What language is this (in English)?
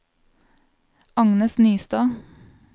Norwegian